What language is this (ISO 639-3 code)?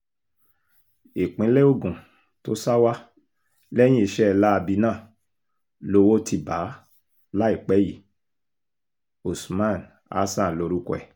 yor